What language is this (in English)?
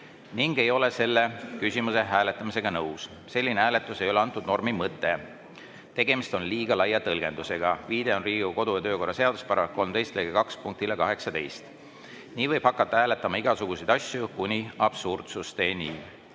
Estonian